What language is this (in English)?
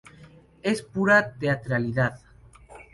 Spanish